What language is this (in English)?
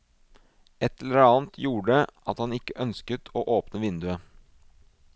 Norwegian